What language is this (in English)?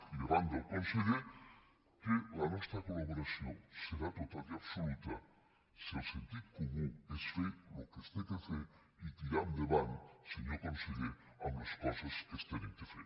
Catalan